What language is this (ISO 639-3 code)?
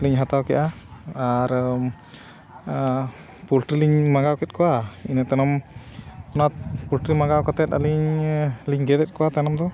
sat